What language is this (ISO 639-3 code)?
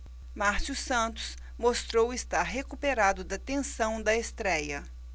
por